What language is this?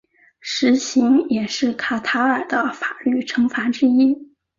Chinese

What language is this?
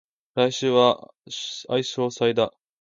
Japanese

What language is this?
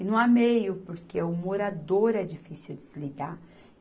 Portuguese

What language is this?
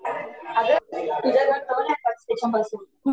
Marathi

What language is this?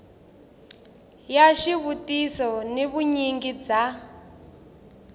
Tsonga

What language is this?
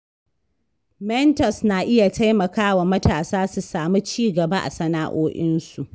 Hausa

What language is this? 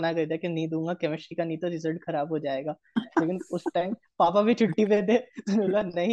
Hindi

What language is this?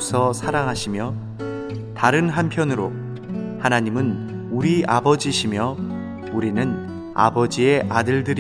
Korean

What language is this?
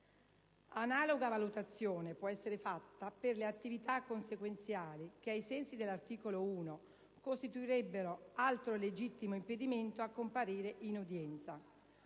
Italian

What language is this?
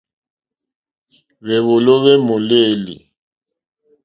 Mokpwe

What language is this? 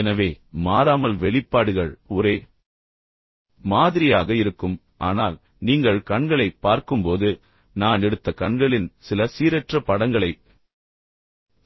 Tamil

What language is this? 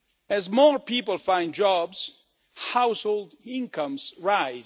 English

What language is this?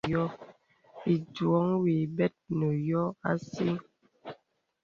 Bebele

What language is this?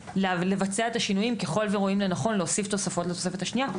Hebrew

